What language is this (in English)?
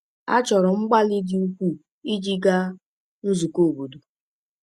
Igbo